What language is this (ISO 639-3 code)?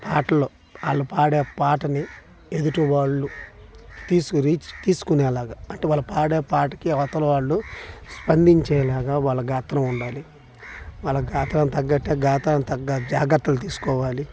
tel